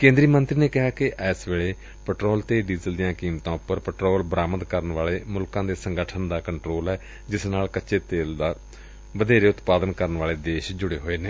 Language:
Punjabi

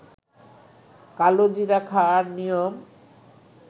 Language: Bangla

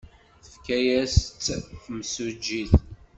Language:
Kabyle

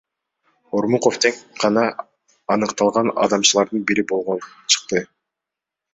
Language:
Kyrgyz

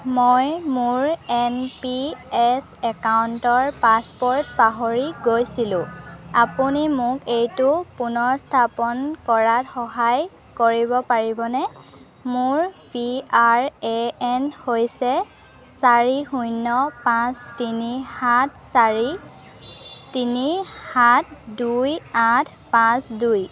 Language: Assamese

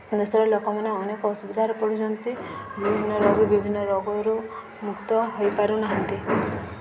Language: Odia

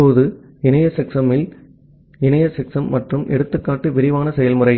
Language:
Tamil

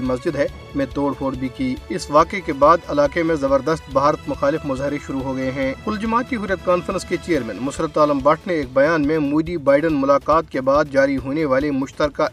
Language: Urdu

